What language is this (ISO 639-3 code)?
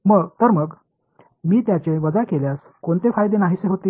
mar